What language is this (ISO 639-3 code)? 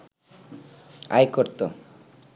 ben